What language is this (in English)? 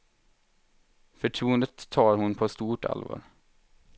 Swedish